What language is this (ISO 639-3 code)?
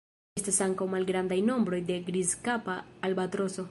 epo